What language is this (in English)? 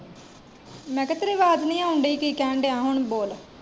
Punjabi